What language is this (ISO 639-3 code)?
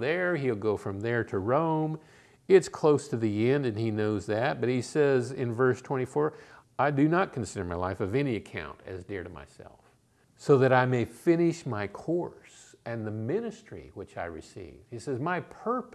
eng